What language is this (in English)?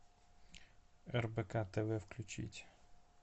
Russian